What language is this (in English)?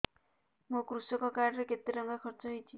Odia